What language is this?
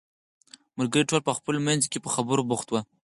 Pashto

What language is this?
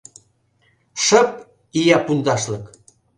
Mari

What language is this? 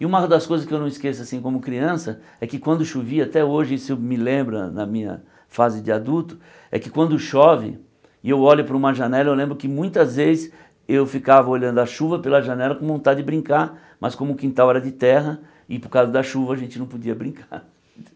Portuguese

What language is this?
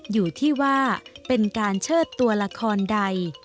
Thai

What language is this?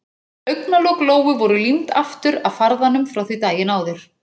Icelandic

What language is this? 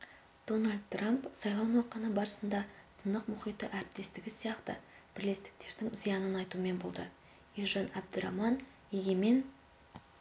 Kazakh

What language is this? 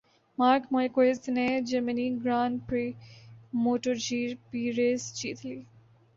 Urdu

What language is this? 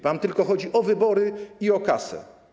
Polish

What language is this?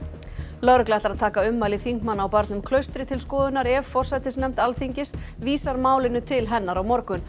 Icelandic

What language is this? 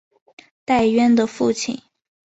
Chinese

